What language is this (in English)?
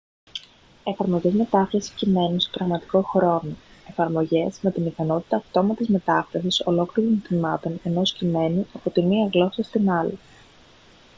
Greek